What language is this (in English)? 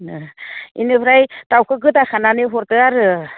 Bodo